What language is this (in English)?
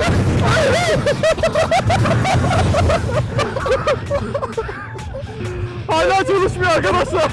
Turkish